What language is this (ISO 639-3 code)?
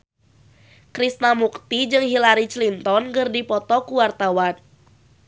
sun